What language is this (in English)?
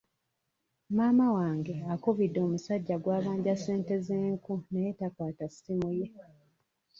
Ganda